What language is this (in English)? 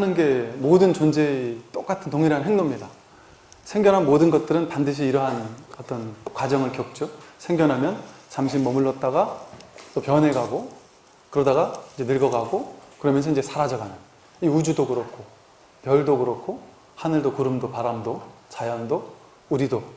Korean